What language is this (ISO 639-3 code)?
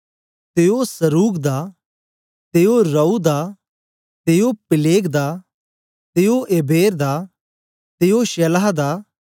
doi